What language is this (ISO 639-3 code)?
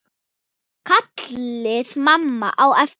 isl